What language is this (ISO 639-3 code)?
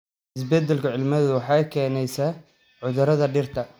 som